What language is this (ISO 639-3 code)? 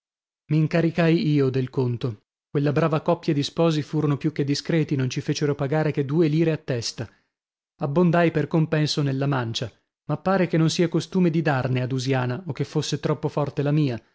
ita